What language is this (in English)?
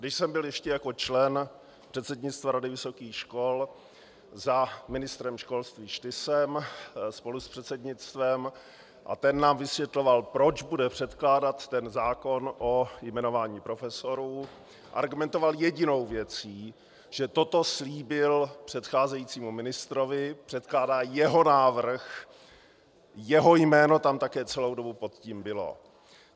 Czech